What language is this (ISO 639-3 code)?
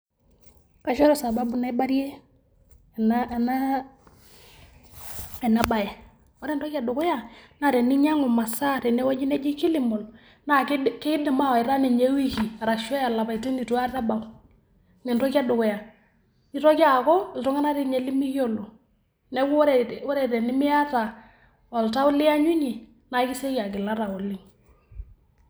mas